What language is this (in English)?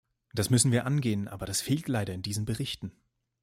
German